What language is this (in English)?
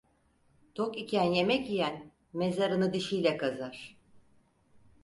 Turkish